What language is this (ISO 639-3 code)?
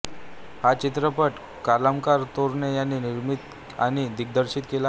mar